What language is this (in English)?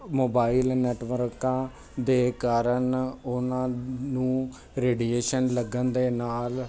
Punjabi